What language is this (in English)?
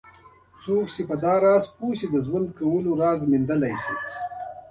Pashto